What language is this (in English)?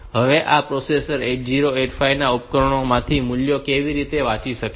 Gujarati